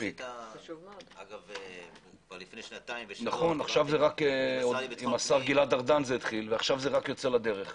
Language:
Hebrew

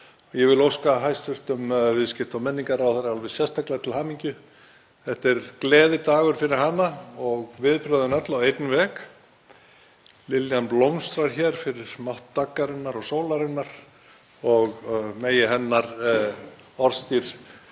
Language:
Icelandic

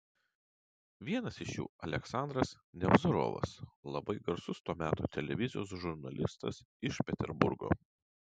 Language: Lithuanian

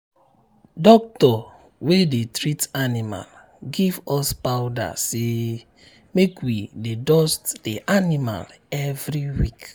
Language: Nigerian Pidgin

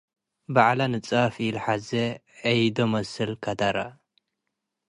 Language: Tigre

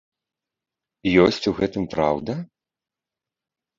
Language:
Belarusian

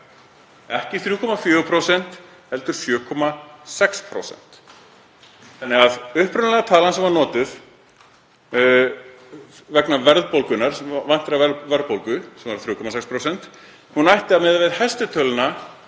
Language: Icelandic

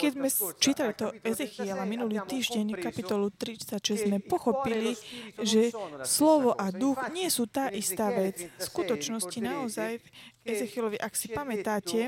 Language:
Slovak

